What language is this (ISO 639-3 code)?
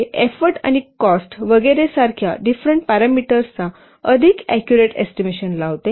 mar